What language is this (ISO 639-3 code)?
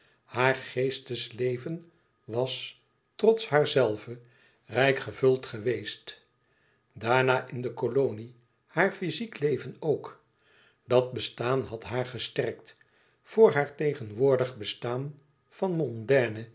nld